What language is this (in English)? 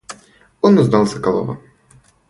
Russian